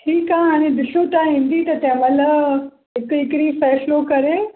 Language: Sindhi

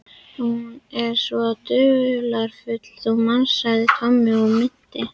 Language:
Icelandic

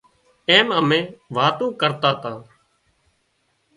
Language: Wadiyara Koli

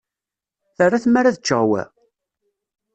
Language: Kabyle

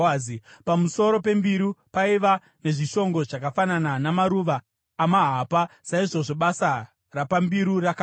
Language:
Shona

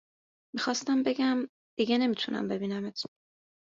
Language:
Persian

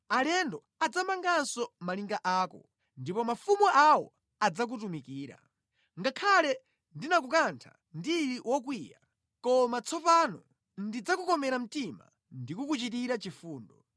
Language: Nyanja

